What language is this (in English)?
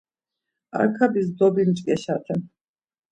Laz